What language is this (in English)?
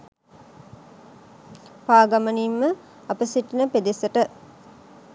Sinhala